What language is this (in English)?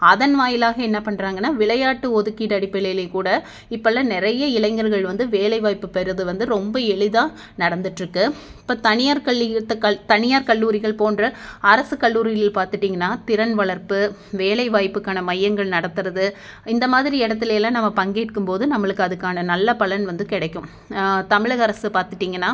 Tamil